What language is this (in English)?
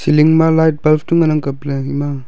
Wancho Naga